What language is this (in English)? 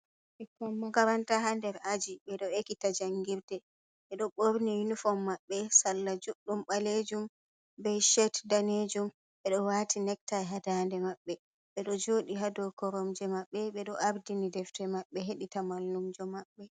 Fula